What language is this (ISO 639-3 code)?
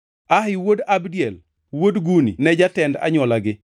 luo